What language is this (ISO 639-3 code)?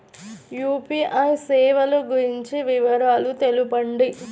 tel